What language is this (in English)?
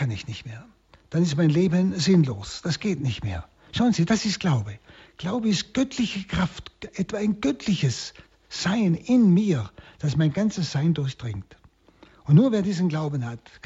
German